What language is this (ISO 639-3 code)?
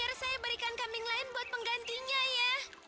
ind